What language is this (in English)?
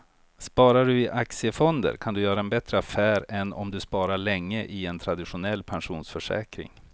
Swedish